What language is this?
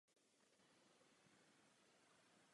Czech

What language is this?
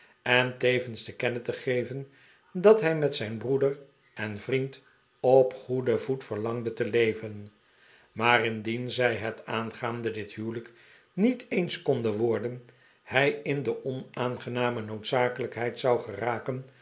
Dutch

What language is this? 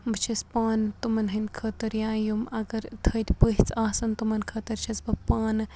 Kashmiri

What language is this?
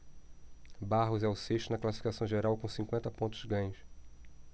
Portuguese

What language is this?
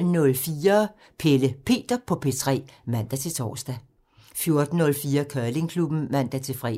Danish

